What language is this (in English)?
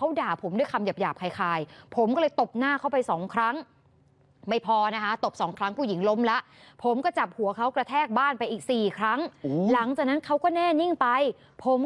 Thai